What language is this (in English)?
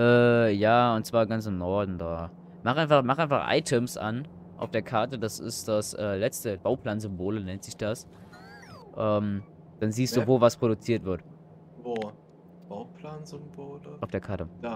German